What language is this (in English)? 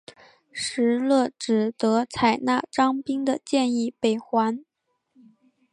Chinese